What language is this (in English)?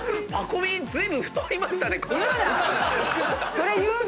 Japanese